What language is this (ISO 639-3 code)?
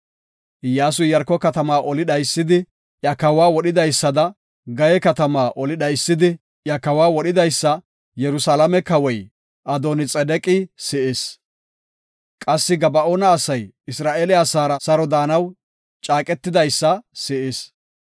gof